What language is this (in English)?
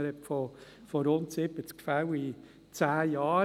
Swiss German